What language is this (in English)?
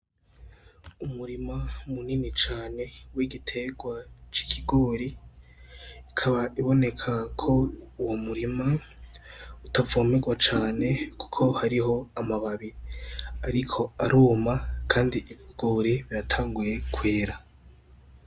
Rundi